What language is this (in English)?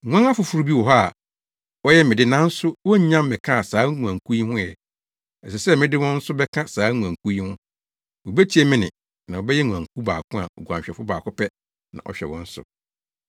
Akan